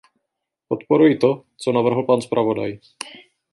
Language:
Czech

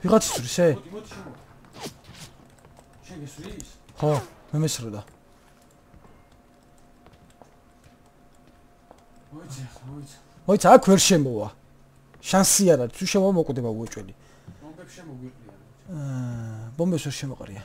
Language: Korean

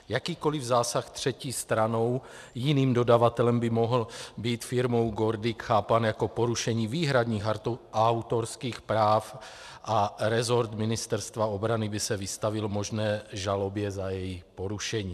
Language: Czech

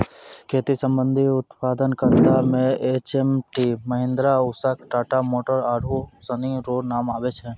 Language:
Maithili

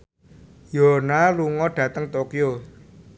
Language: Javanese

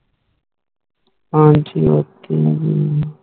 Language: Punjabi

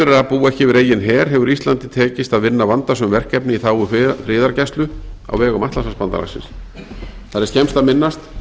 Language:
Icelandic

